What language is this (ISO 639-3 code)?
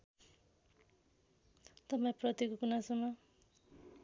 nep